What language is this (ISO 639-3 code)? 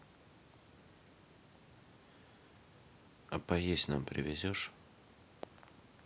rus